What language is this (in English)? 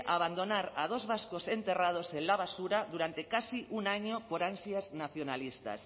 Spanish